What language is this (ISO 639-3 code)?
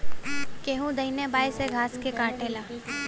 bho